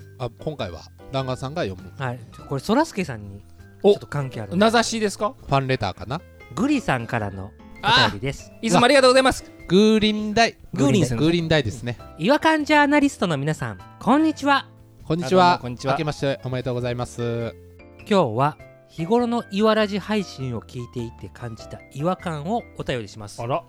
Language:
Japanese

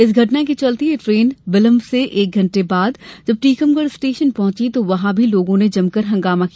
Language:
Hindi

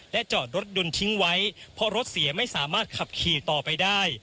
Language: Thai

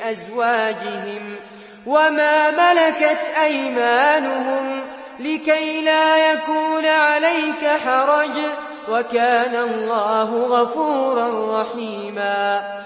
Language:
Arabic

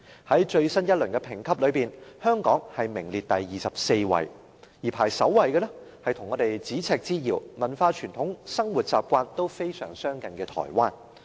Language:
Cantonese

